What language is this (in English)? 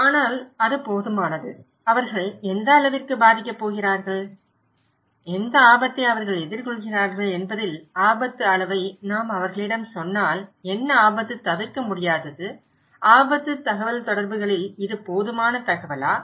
Tamil